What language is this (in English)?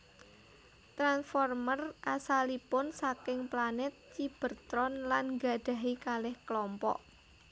Javanese